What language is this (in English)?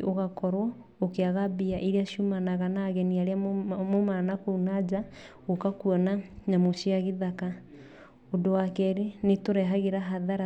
Kikuyu